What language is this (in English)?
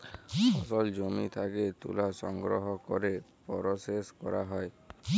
Bangla